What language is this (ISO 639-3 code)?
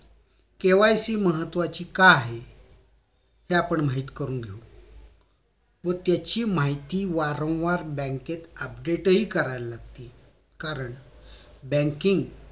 mar